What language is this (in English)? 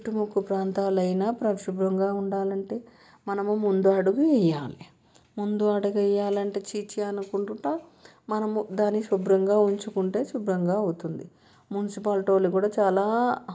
Telugu